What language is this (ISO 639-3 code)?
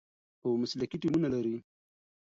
pus